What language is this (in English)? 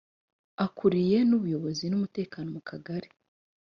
Kinyarwanda